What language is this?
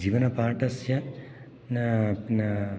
Sanskrit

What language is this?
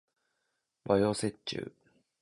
Japanese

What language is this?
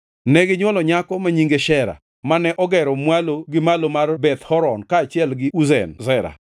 Luo (Kenya and Tanzania)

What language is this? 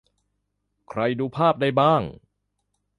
Thai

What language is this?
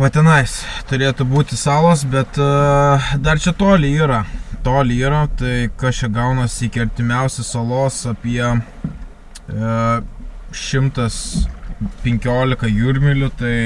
Lithuanian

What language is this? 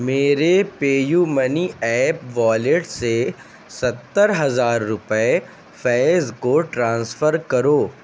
Urdu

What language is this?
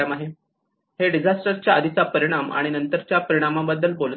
Marathi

